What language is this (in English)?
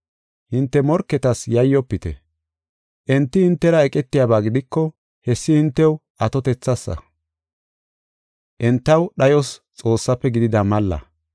Gofa